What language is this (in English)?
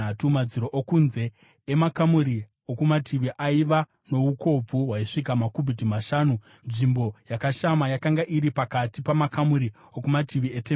Shona